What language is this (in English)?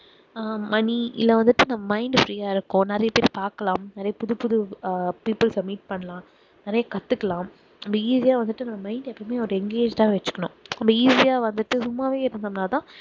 Tamil